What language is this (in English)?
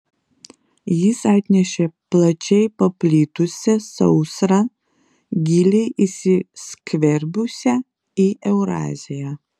Lithuanian